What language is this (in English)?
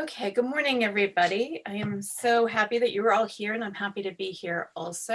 English